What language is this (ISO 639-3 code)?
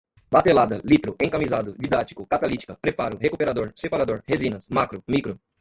por